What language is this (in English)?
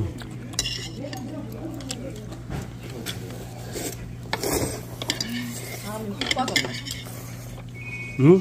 Korean